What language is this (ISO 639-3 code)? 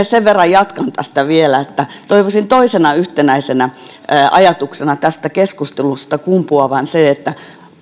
fin